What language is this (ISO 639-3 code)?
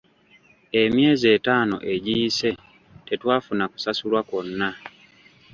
lug